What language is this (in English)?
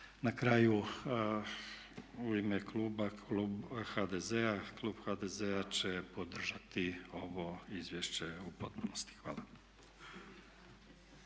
Croatian